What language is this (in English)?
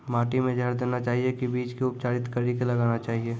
Maithili